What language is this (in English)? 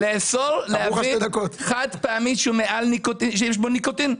Hebrew